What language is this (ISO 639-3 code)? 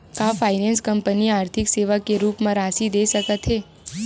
hne